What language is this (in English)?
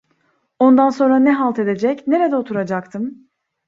Turkish